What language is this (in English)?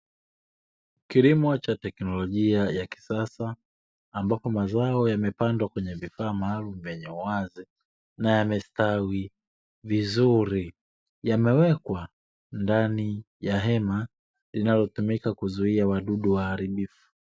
Swahili